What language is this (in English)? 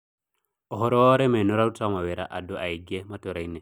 Kikuyu